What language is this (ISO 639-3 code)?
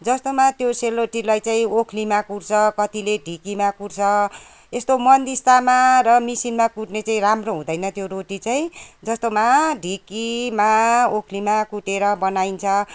nep